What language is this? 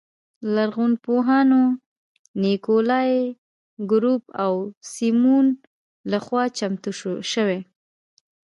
Pashto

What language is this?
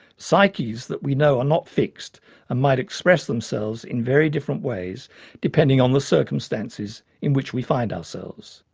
English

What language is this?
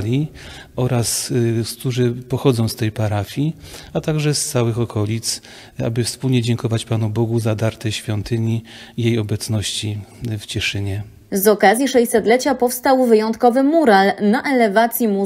Polish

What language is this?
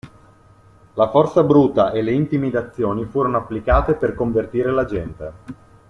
Italian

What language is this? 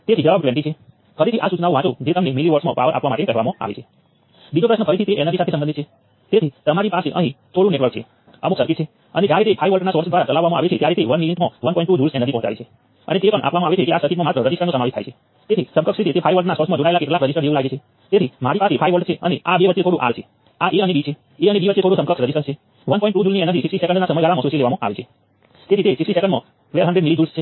Gujarati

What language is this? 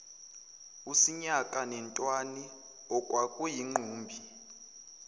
Zulu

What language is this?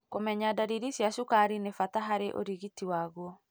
Kikuyu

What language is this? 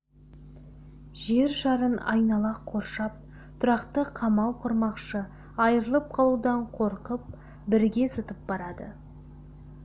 Kazakh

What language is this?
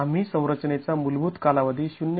Marathi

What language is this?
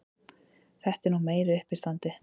Icelandic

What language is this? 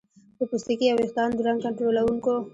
Pashto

